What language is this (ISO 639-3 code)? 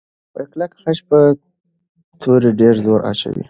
pus